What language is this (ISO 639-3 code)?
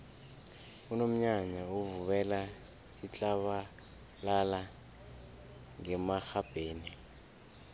nbl